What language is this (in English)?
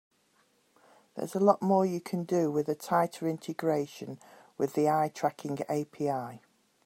English